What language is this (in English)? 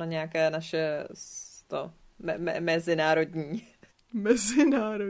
Czech